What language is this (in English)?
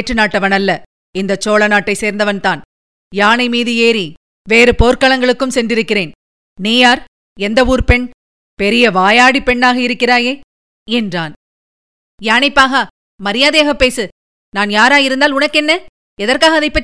Tamil